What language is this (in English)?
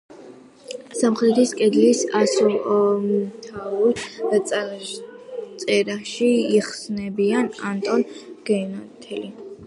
Georgian